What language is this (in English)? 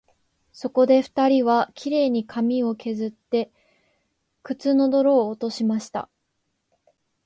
Japanese